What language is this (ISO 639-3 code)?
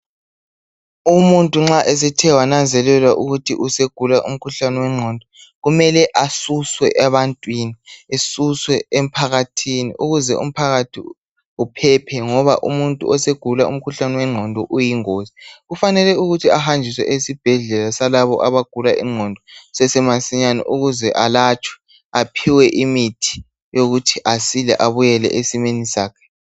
nde